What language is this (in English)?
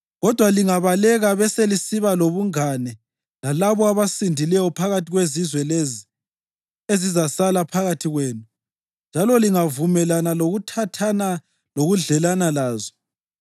North Ndebele